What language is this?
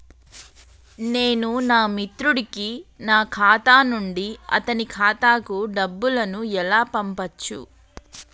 Telugu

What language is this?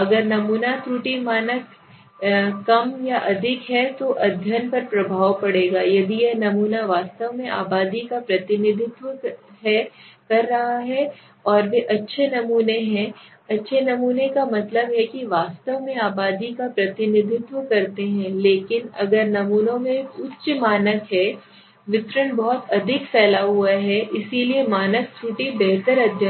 Hindi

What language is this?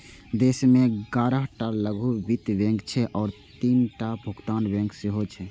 Maithili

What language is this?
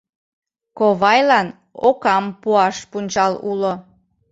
Mari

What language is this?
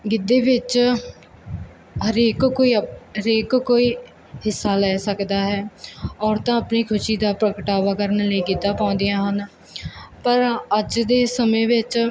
Punjabi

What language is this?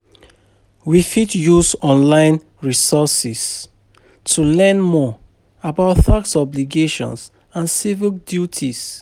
Nigerian Pidgin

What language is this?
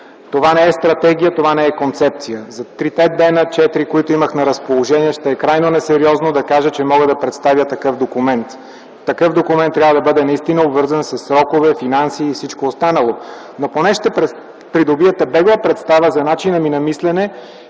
Bulgarian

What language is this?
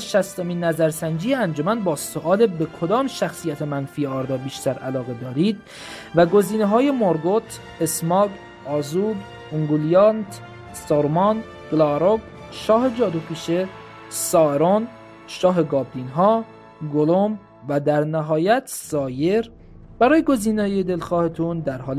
Persian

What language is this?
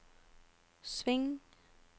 Norwegian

